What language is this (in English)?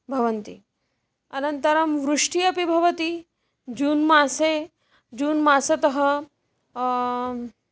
Sanskrit